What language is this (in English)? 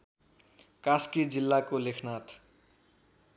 Nepali